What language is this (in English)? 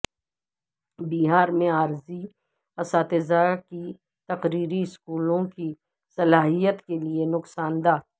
Urdu